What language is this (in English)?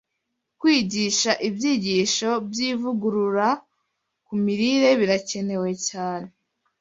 Kinyarwanda